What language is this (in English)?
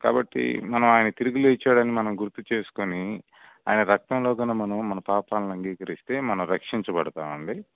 Telugu